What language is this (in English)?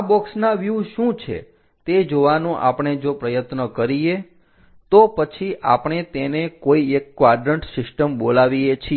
Gujarati